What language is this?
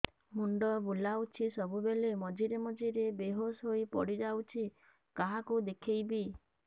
Odia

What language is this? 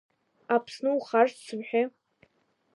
Abkhazian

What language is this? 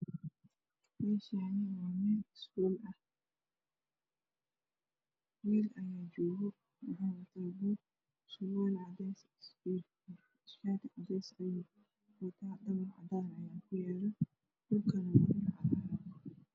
Somali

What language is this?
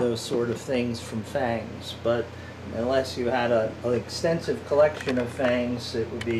English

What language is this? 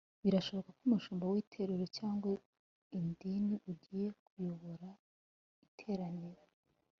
Kinyarwanda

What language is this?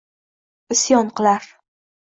Uzbek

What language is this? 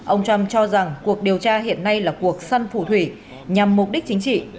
Vietnamese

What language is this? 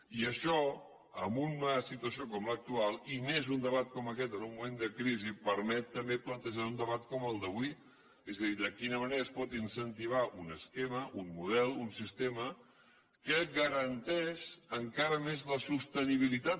Catalan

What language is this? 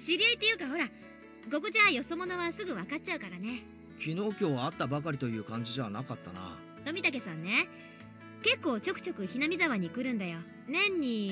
Japanese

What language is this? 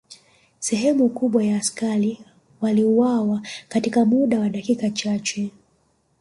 Swahili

